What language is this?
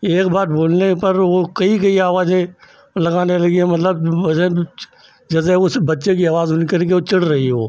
Hindi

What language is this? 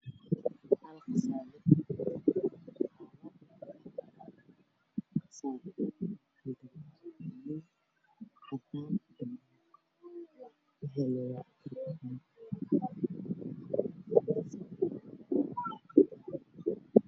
Somali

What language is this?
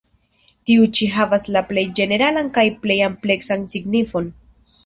Esperanto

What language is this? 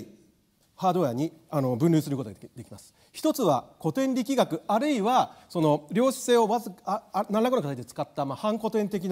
Japanese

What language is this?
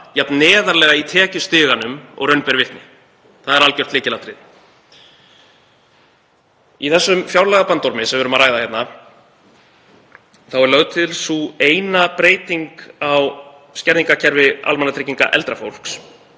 Icelandic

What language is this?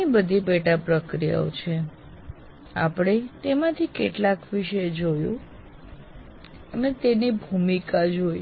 Gujarati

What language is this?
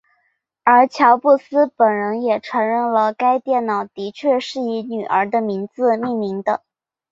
Chinese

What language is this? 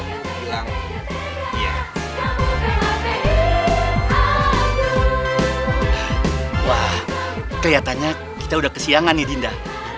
Indonesian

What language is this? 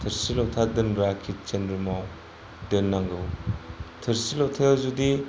Bodo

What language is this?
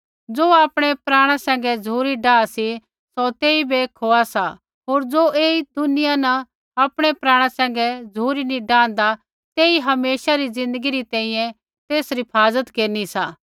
Kullu Pahari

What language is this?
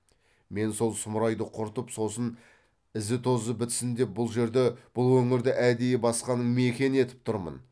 Kazakh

